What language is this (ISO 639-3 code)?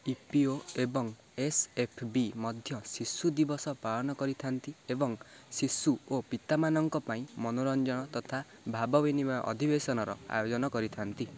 ori